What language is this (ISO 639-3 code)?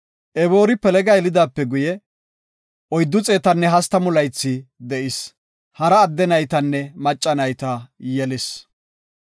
gof